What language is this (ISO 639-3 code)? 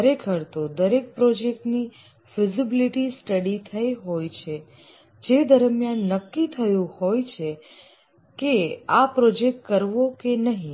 guj